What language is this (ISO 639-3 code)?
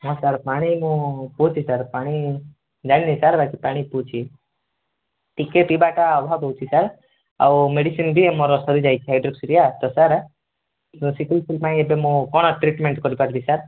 ori